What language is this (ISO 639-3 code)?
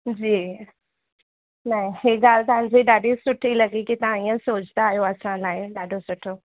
snd